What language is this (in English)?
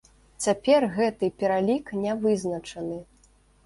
Belarusian